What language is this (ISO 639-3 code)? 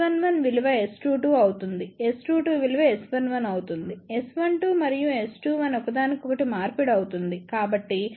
tel